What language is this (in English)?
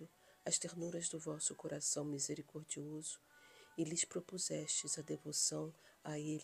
Portuguese